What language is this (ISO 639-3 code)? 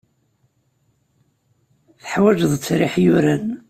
kab